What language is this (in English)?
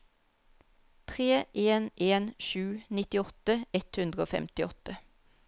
Norwegian